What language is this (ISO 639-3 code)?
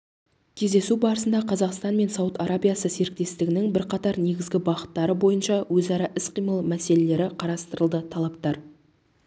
kaz